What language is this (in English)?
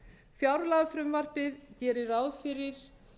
Icelandic